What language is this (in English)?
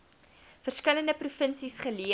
Afrikaans